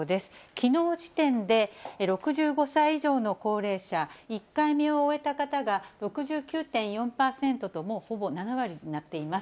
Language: Japanese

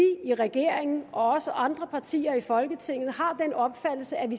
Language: Danish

